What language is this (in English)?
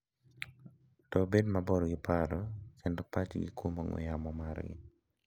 Luo (Kenya and Tanzania)